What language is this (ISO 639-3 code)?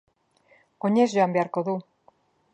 eus